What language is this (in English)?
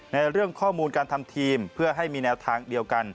Thai